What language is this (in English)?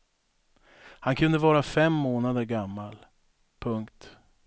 Swedish